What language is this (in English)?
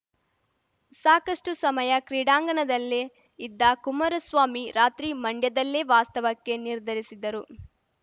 Kannada